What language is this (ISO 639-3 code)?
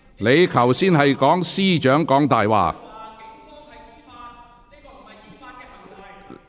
yue